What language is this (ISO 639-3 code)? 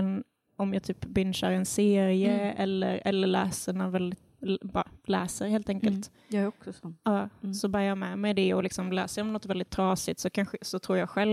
swe